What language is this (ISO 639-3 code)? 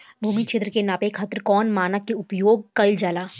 bho